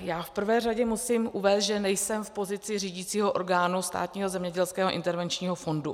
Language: Czech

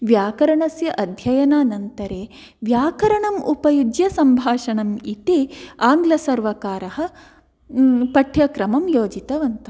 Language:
Sanskrit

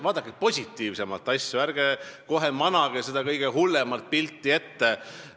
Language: Estonian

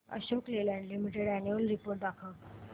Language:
Marathi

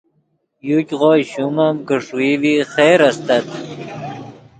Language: Yidgha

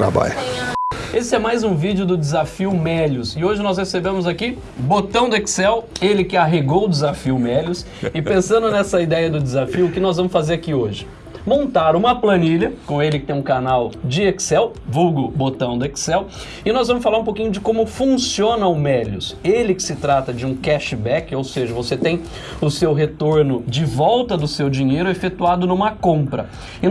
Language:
Portuguese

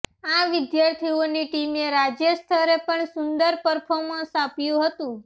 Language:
Gujarati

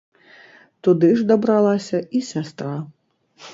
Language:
Belarusian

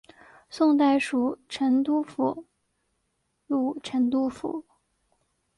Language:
Chinese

